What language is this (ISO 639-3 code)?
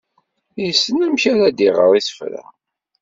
kab